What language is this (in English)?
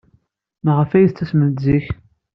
Kabyle